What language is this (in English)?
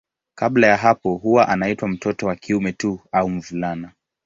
Swahili